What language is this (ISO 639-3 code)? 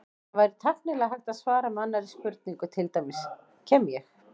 isl